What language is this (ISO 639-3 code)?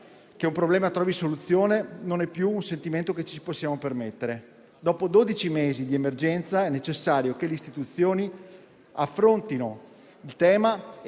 ita